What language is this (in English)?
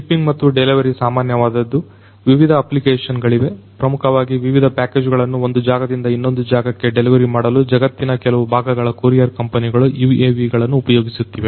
Kannada